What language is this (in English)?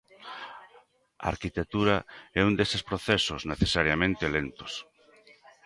Galician